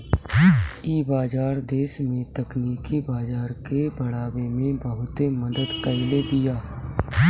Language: Bhojpuri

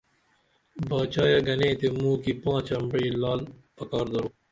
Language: Dameli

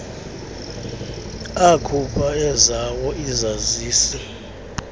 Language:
Xhosa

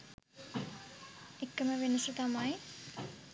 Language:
Sinhala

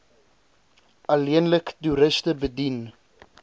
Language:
Afrikaans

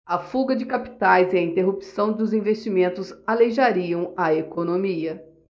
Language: Portuguese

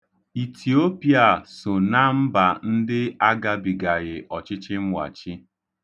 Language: Igbo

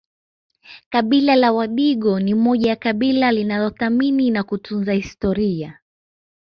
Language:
Swahili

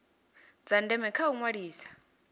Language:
Venda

